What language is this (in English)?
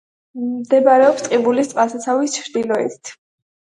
Georgian